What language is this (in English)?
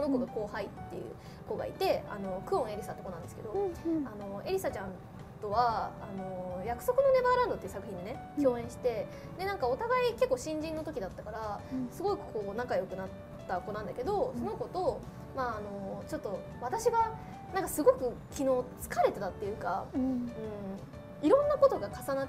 Japanese